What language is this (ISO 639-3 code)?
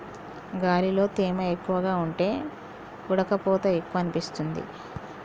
tel